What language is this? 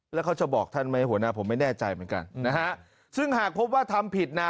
Thai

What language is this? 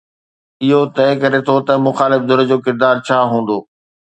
Sindhi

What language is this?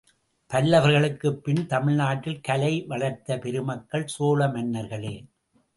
Tamil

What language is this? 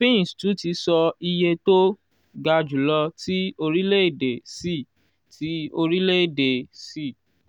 Yoruba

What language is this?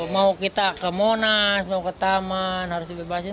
Indonesian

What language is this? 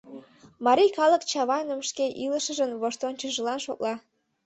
Mari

